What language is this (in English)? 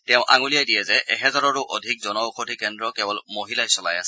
Assamese